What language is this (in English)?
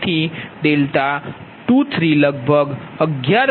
Gujarati